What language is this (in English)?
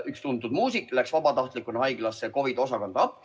Estonian